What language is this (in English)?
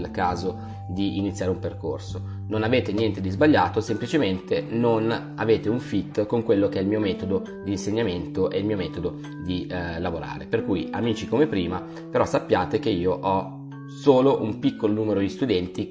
Italian